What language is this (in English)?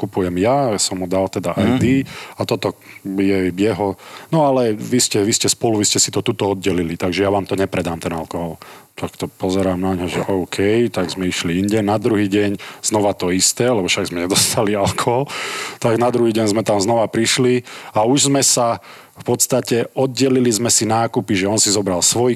Slovak